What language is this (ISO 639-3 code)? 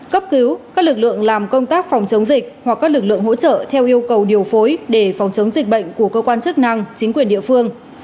vie